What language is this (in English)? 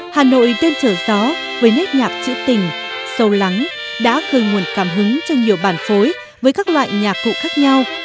Vietnamese